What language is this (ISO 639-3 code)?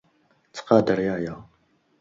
kab